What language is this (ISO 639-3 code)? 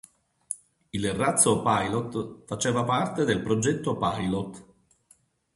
ita